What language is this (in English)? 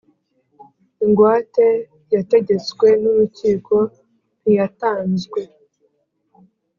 Kinyarwanda